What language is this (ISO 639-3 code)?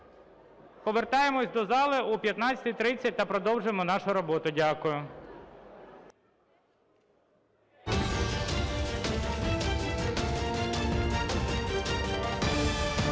ukr